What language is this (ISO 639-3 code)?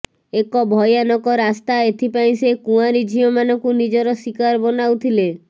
ori